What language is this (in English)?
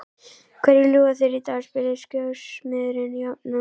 Icelandic